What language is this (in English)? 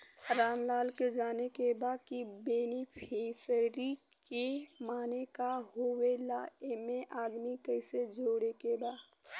Bhojpuri